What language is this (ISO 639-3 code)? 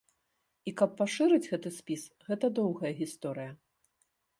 bel